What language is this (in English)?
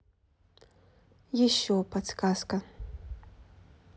Russian